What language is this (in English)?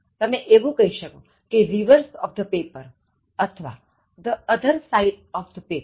Gujarati